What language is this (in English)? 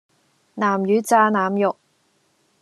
Cantonese